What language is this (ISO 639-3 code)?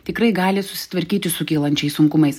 lit